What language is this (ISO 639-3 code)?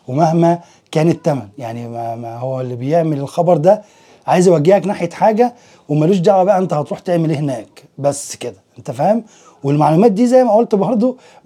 ara